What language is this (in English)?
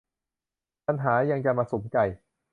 Thai